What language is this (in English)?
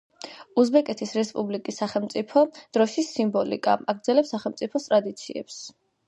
Georgian